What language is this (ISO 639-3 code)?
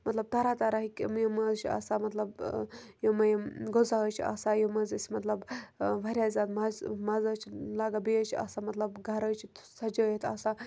kas